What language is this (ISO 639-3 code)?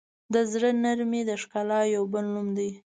pus